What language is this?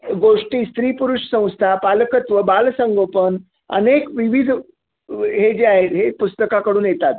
Marathi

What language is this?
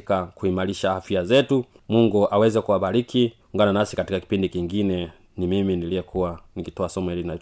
Swahili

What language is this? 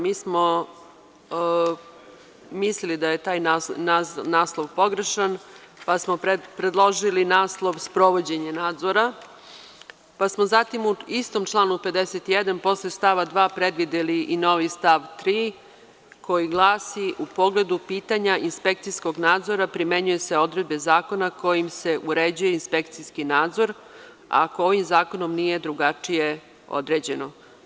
Serbian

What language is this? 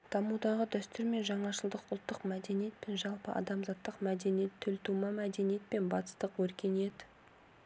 Kazakh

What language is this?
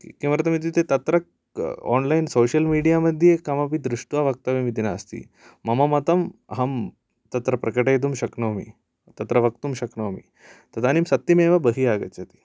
Sanskrit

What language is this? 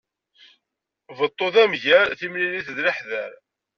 Kabyle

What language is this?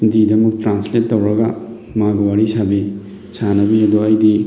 Manipuri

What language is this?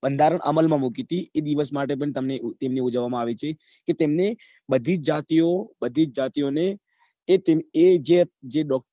Gujarati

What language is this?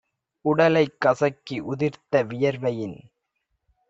Tamil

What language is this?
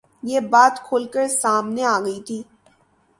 Urdu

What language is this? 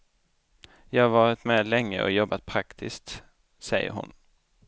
Swedish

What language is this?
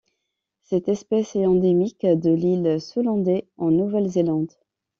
French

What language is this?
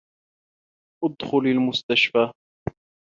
Arabic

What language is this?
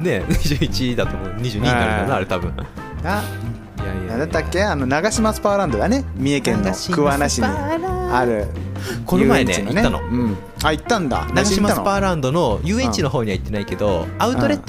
Japanese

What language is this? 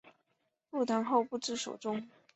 Chinese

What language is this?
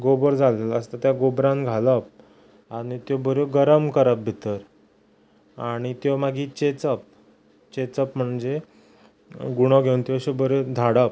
Konkani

